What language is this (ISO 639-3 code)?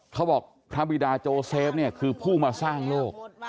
tha